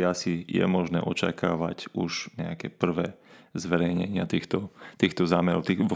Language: Slovak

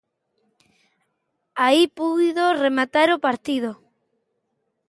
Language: Galician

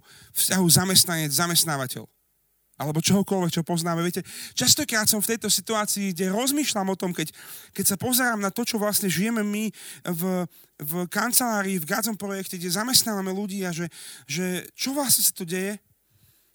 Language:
Slovak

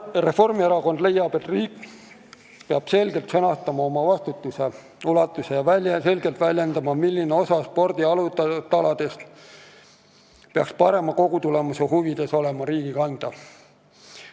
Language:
Estonian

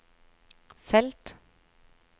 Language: Norwegian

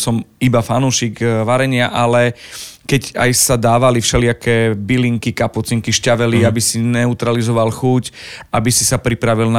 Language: Slovak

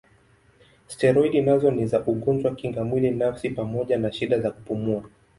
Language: Swahili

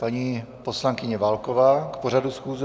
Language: Czech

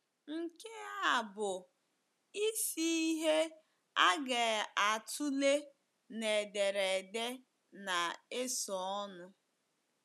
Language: Igbo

